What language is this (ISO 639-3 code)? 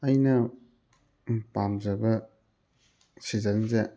mni